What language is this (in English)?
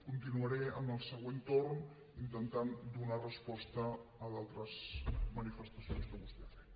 Catalan